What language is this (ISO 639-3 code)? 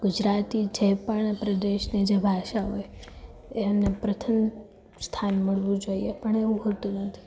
guj